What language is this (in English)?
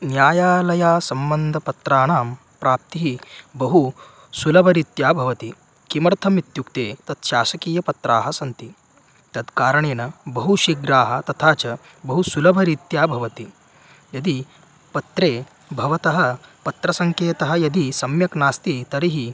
Sanskrit